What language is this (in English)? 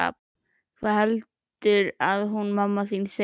Icelandic